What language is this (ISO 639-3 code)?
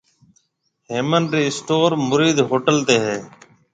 mve